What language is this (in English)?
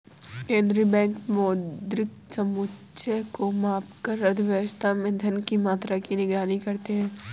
Hindi